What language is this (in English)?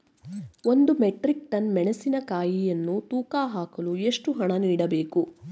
Kannada